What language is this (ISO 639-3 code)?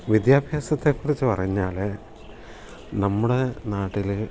mal